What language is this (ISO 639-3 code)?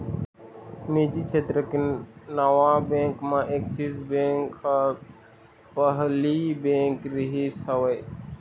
hne